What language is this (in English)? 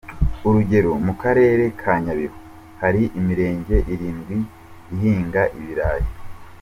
Kinyarwanda